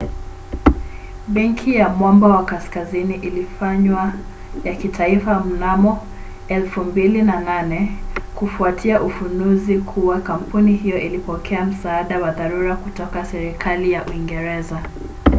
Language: Swahili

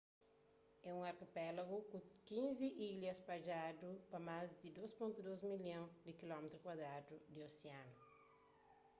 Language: Kabuverdianu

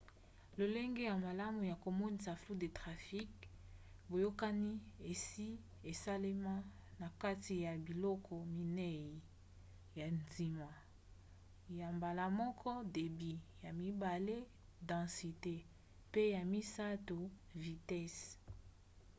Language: Lingala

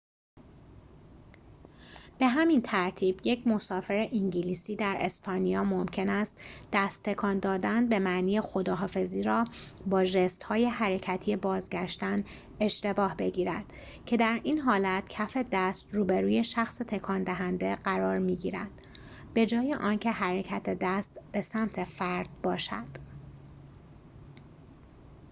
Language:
Persian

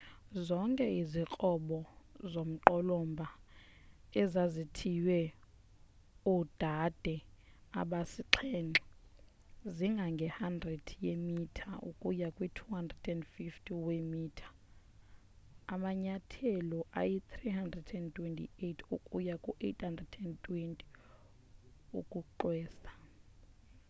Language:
Xhosa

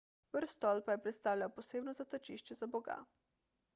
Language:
Slovenian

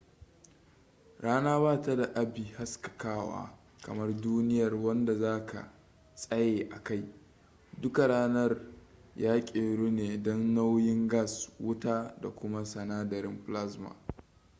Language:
Hausa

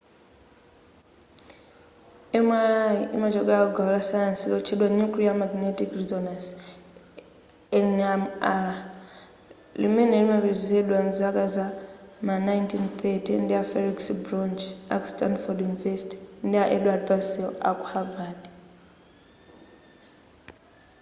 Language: Nyanja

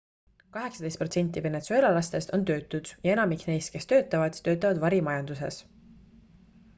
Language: Estonian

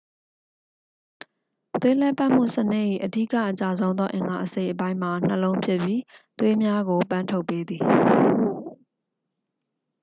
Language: Burmese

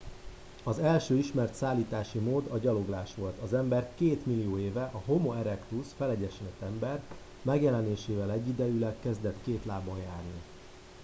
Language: Hungarian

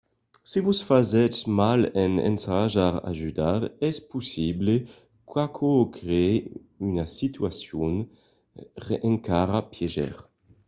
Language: Occitan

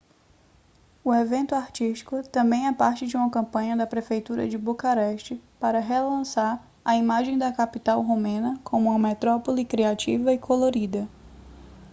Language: Portuguese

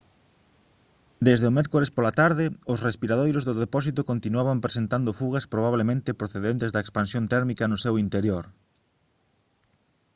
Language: Galician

